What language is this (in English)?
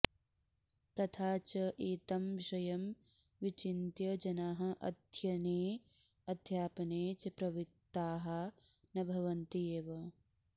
Sanskrit